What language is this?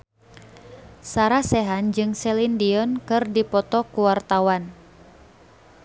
Sundanese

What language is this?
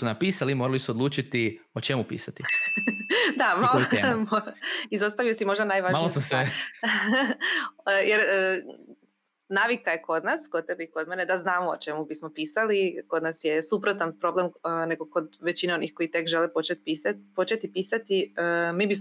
Croatian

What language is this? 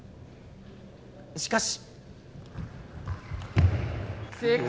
Japanese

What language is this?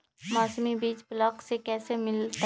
Magahi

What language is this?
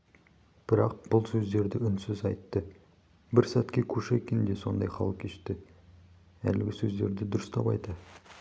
Kazakh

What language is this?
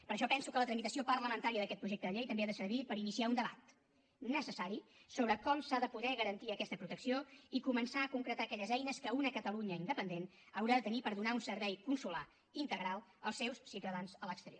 Catalan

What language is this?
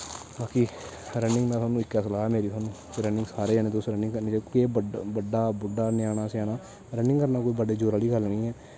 Dogri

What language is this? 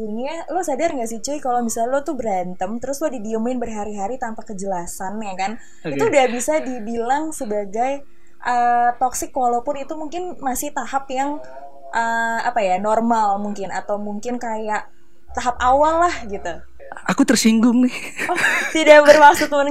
Indonesian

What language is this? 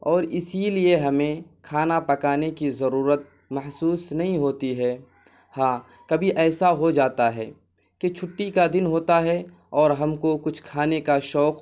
Urdu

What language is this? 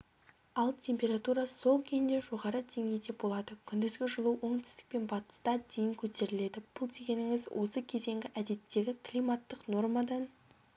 Kazakh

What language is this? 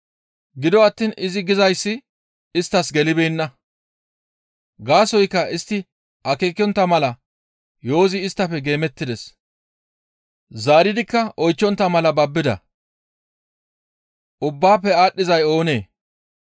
Gamo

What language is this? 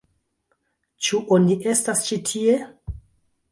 Esperanto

